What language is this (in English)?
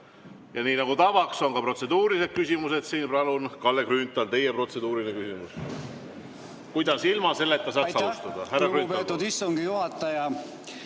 Estonian